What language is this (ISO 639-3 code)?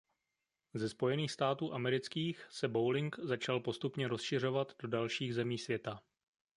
ces